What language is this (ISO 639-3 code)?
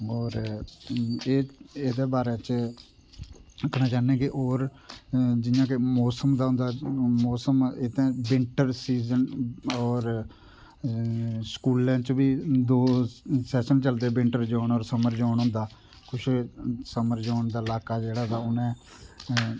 doi